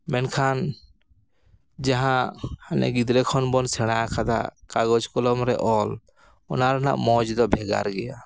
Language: Santali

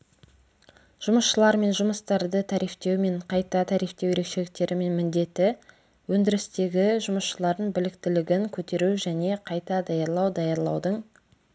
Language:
Kazakh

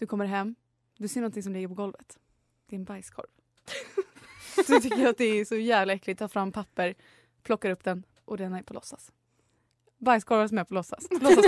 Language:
Swedish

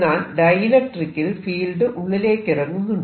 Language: Malayalam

